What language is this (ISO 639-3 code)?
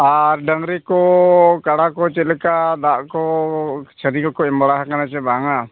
sat